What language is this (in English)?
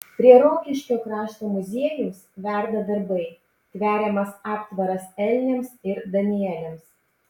Lithuanian